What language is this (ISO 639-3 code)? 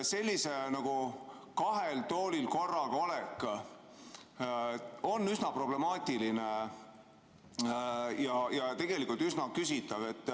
est